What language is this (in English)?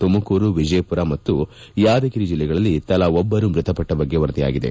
Kannada